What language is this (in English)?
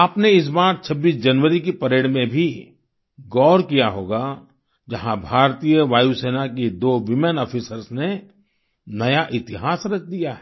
Hindi